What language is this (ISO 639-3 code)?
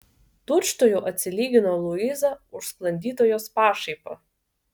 lit